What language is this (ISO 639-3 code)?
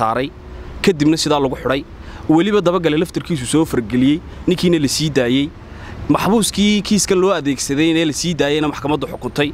ara